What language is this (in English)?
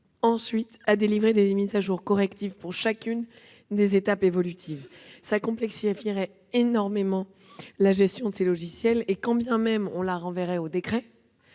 French